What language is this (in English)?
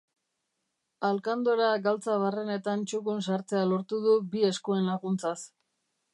Basque